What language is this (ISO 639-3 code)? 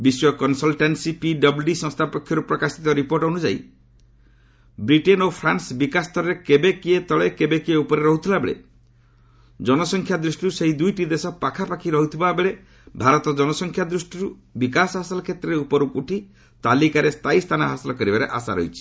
ori